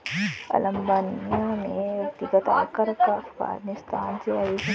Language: Hindi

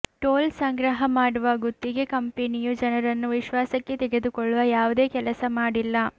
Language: Kannada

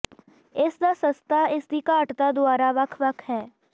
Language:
Punjabi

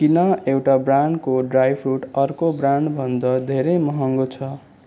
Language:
Nepali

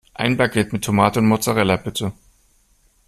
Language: German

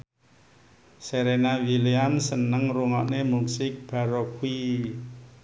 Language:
Javanese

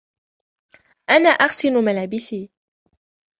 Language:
Arabic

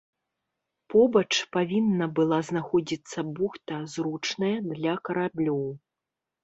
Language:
Belarusian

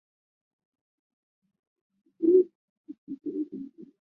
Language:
Chinese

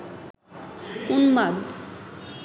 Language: Bangla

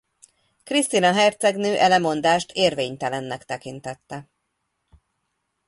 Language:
Hungarian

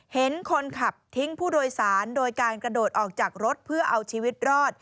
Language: Thai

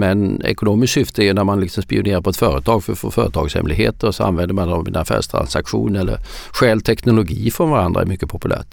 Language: Swedish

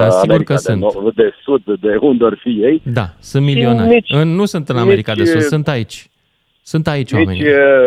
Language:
Romanian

